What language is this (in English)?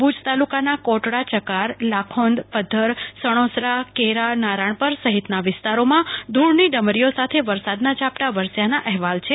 Gujarati